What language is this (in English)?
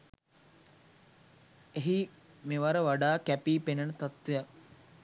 Sinhala